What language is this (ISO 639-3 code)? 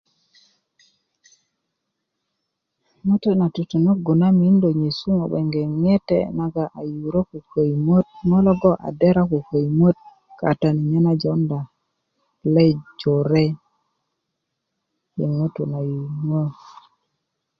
ukv